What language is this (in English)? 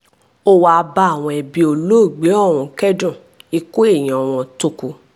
Yoruba